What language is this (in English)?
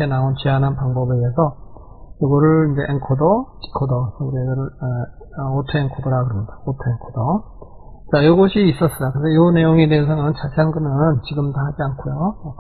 Korean